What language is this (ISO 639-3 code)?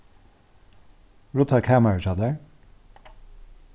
fao